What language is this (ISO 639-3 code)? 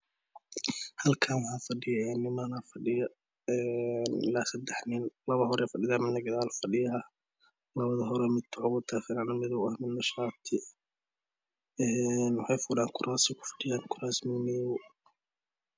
som